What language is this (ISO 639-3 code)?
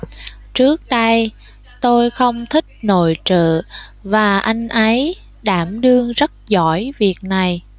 vie